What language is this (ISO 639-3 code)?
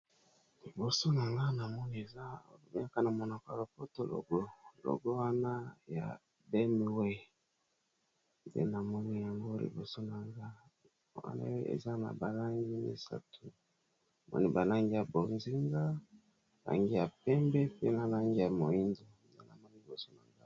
lin